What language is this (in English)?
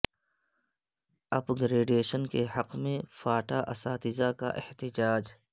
Urdu